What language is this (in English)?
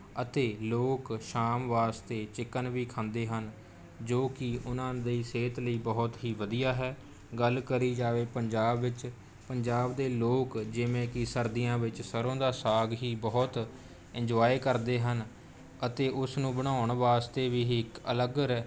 Punjabi